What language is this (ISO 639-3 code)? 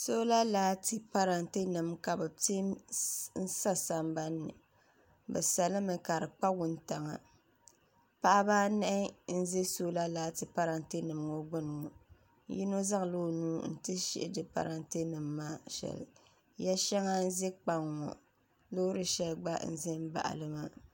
dag